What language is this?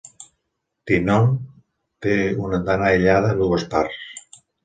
Catalan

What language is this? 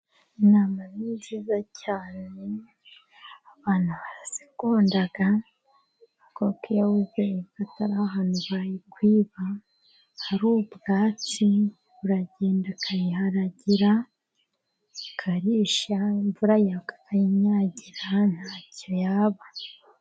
Kinyarwanda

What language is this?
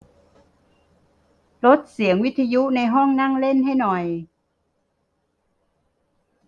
Thai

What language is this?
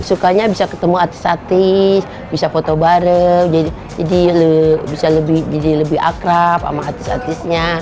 Indonesian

